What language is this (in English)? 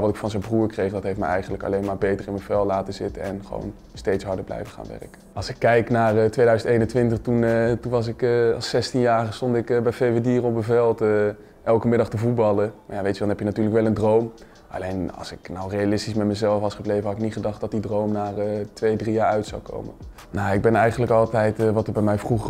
Dutch